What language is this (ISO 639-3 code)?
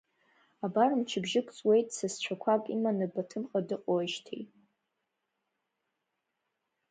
abk